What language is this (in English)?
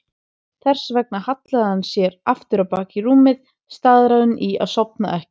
Icelandic